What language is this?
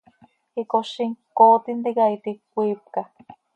Seri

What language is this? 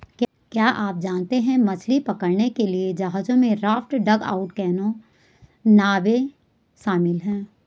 Hindi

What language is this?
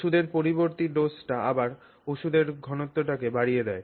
Bangla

